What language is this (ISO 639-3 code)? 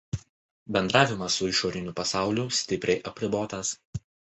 lit